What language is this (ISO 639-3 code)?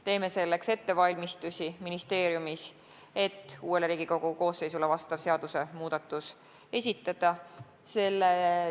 est